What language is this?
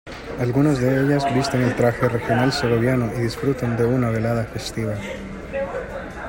Spanish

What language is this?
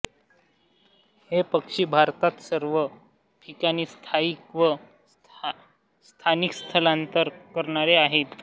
Marathi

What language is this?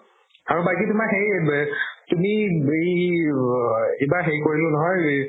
Assamese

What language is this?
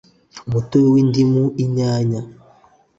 Kinyarwanda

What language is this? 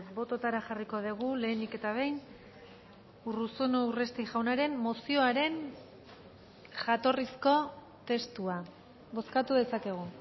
Basque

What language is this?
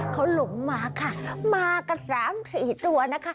Thai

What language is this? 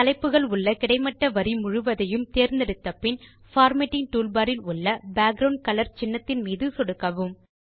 Tamil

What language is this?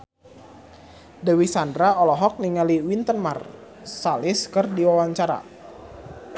Sundanese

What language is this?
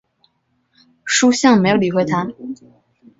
Chinese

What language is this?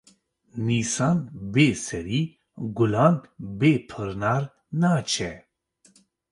Kurdish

